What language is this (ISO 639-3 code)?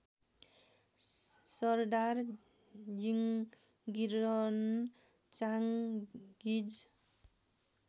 nep